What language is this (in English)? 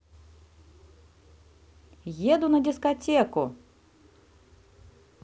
Russian